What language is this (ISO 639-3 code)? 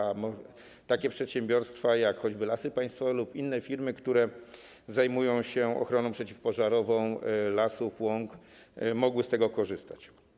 pol